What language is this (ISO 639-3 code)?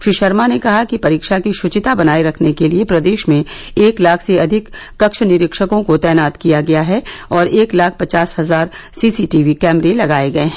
hin